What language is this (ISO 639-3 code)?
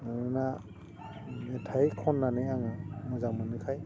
brx